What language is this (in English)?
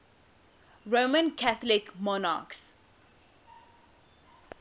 English